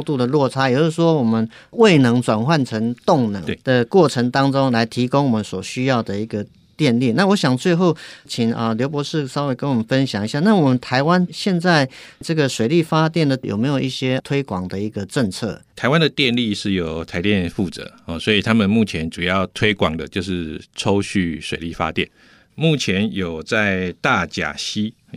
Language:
Chinese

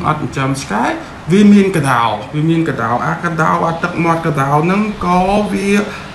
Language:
Vietnamese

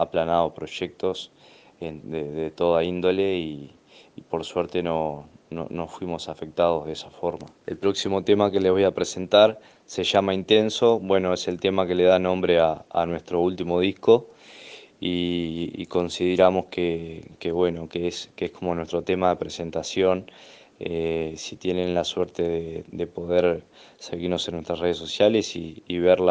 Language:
Spanish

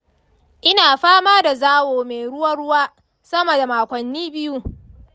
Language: Hausa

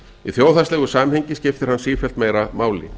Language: Icelandic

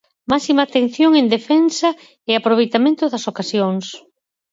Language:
Galician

